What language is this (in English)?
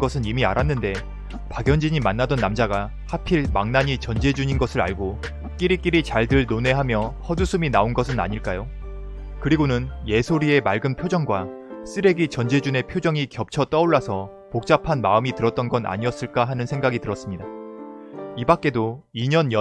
Korean